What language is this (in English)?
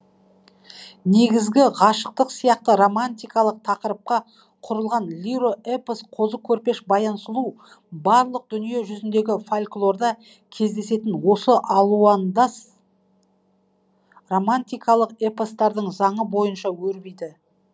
Kazakh